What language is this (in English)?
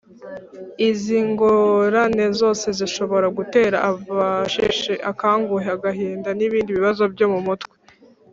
Kinyarwanda